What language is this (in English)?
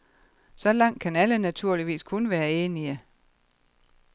Danish